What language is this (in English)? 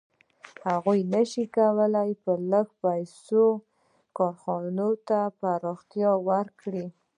Pashto